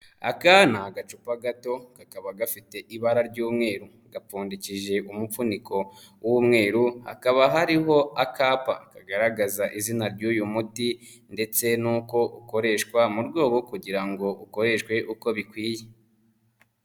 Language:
Kinyarwanda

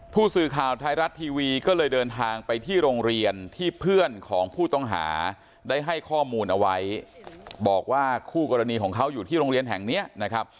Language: Thai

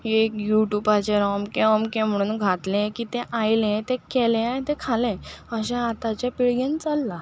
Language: Konkani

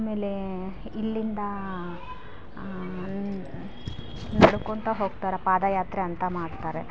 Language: Kannada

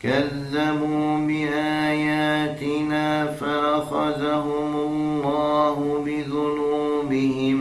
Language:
Arabic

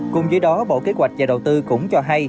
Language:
Vietnamese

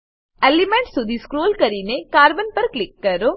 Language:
Gujarati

